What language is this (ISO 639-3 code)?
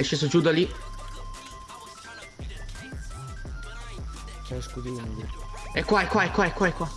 ita